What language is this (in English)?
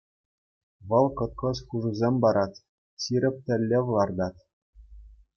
Chuvash